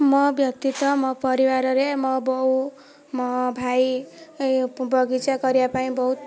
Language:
Odia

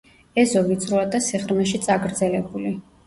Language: Georgian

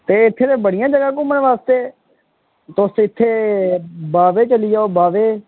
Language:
Dogri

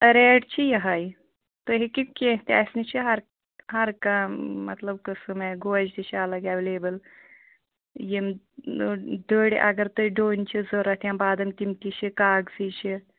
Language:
Kashmiri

